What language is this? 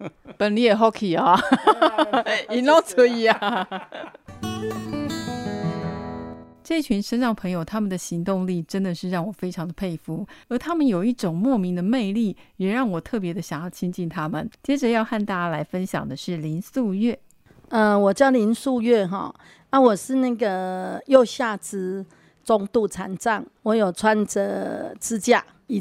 Chinese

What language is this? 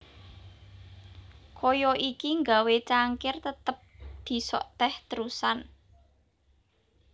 Javanese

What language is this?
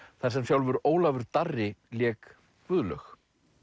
Icelandic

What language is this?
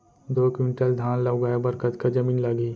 Chhattisgarhi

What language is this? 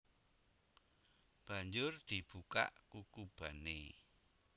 Javanese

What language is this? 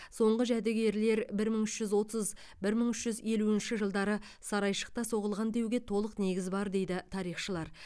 Kazakh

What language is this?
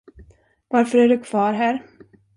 Swedish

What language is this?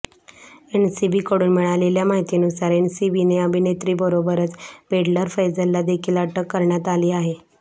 Marathi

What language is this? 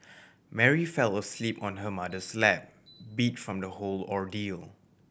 English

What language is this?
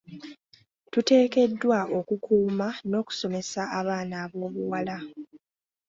Ganda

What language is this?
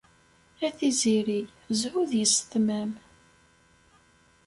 Kabyle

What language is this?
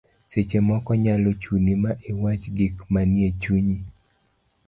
Luo (Kenya and Tanzania)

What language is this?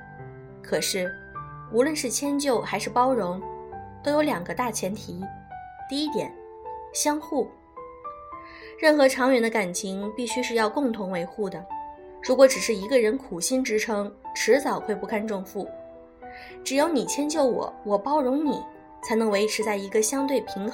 Chinese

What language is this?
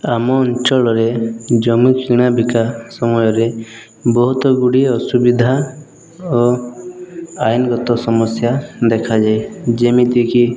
Odia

